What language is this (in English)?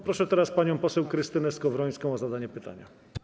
Polish